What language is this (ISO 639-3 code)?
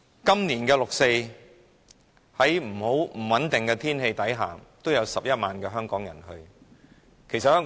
yue